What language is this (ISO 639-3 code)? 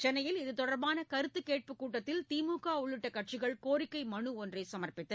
tam